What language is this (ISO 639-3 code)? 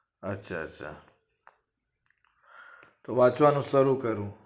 guj